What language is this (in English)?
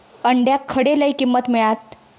Marathi